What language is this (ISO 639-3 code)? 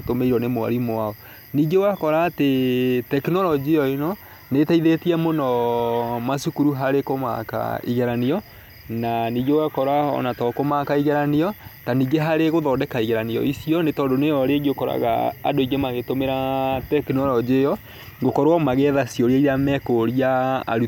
kik